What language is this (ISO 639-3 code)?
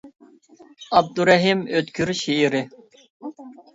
uig